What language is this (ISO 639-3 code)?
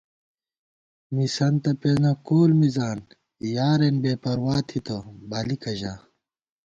gwt